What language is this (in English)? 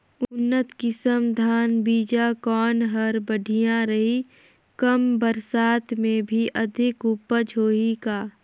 Chhattisgarhi